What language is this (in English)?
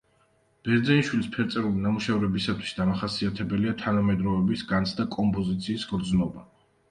Georgian